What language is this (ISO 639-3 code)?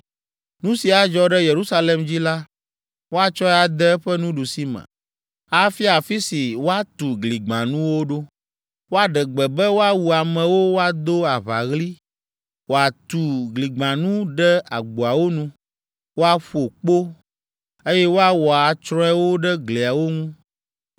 ewe